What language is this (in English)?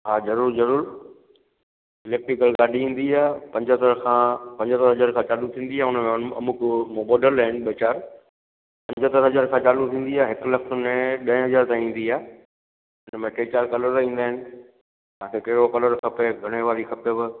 Sindhi